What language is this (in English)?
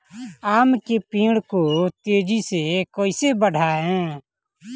Bhojpuri